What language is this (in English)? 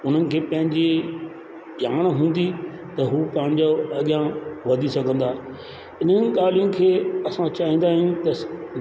Sindhi